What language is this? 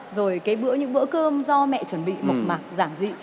Vietnamese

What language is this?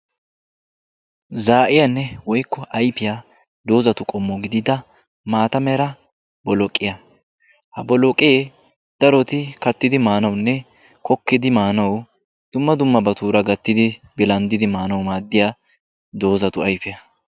Wolaytta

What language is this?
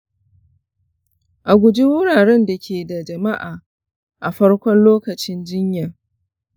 Hausa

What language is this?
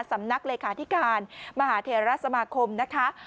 Thai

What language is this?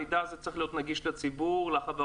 Hebrew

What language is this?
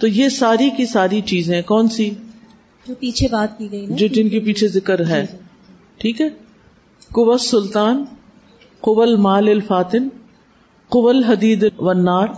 Urdu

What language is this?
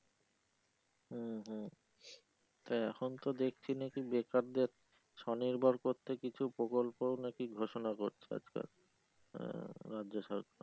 Bangla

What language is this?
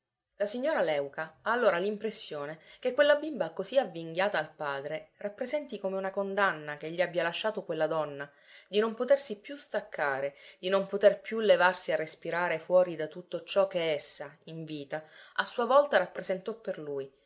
Italian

